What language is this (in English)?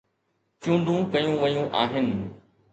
Sindhi